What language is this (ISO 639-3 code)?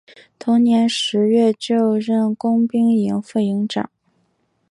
zho